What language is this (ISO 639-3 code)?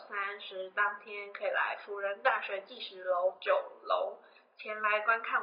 zho